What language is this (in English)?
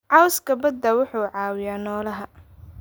Somali